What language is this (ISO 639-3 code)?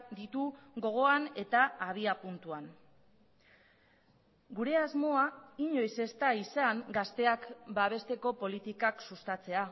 eus